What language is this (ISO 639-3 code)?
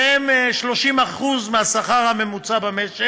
heb